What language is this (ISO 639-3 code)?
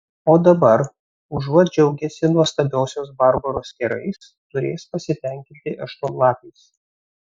lit